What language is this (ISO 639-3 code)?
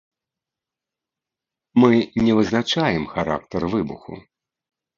bel